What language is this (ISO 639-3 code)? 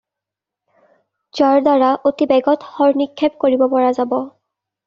asm